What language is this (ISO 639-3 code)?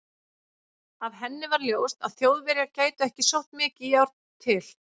isl